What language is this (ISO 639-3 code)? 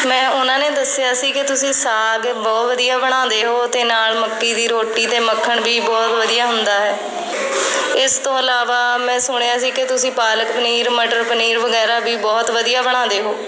pan